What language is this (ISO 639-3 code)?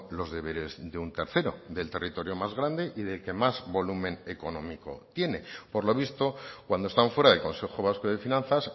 spa